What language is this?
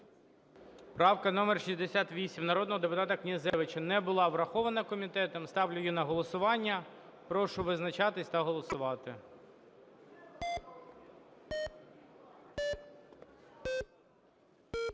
Ukrainian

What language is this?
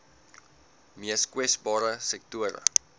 Afrikaans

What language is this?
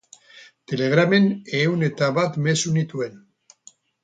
Basque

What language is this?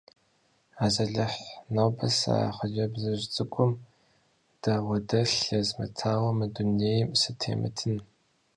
Kabardian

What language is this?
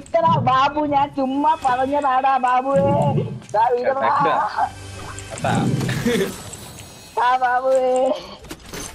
Malayalam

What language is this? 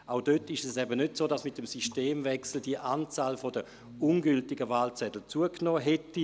Swiss German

